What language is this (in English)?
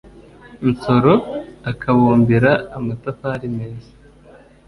Kinyarwanda